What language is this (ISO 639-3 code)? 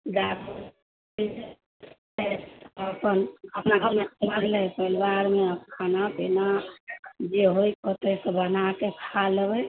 mai